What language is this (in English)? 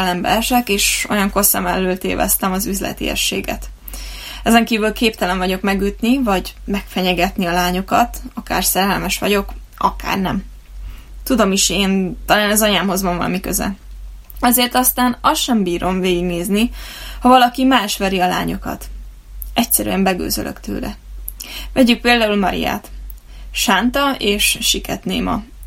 Hungarian